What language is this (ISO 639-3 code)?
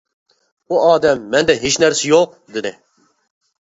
uig